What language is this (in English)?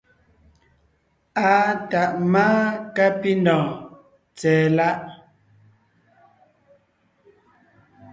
Ngiemboon